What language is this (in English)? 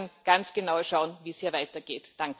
German